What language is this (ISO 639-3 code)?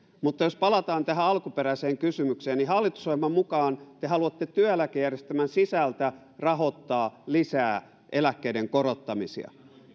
fin